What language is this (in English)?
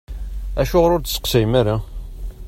Kabyle